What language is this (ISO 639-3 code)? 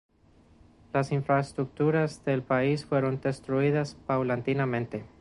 spa